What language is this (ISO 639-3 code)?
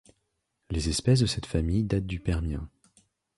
fra